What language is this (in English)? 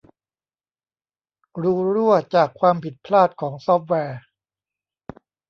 Thai